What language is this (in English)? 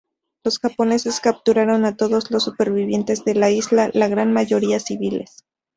Spanish